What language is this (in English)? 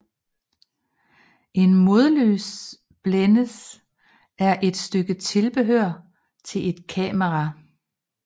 Danish